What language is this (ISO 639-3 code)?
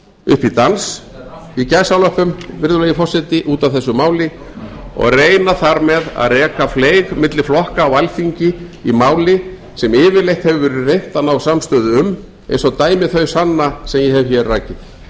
isl